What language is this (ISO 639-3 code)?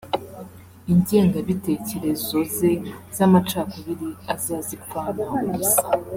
kin